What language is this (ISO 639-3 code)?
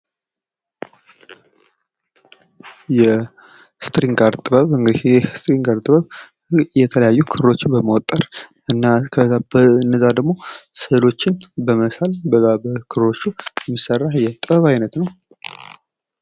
amh